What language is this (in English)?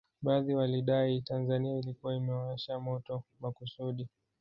Swahili